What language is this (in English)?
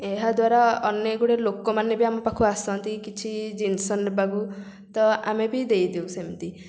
Odia